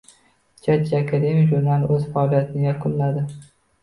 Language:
Uzbek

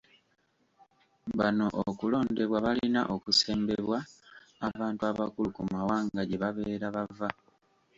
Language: Ganda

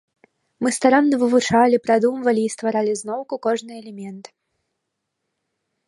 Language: Belarusian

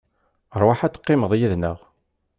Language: Kabyle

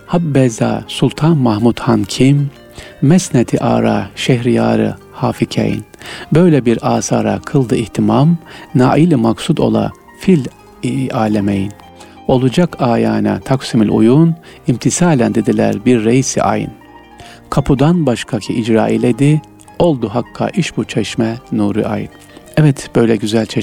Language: Turkish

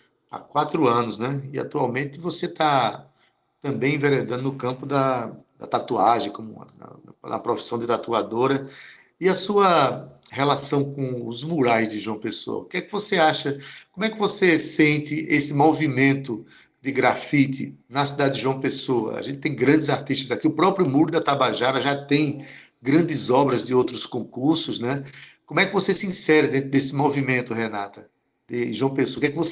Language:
Portuguese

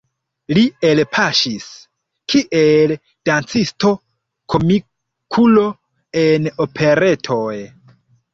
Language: Esperanto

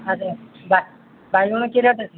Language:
Odia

